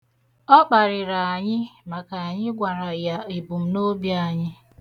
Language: Igbo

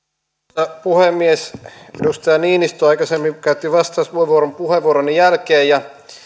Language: Finnish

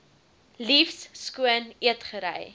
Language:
Afrikaans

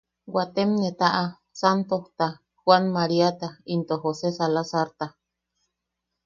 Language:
Yaqui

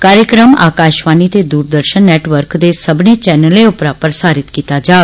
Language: Dogri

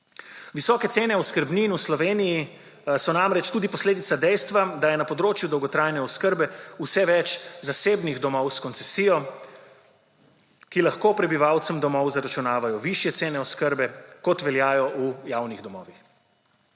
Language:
Slovenian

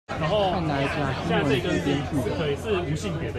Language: Chinese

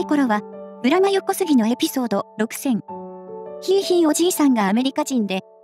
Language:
Japanese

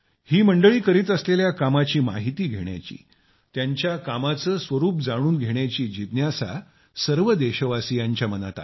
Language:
Marathi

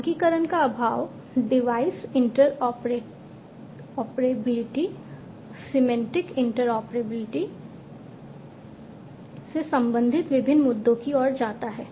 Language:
Hindi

